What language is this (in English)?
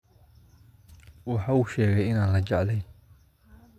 Somali